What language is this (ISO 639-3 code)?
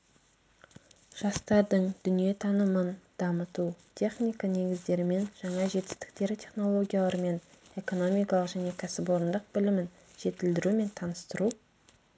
kaz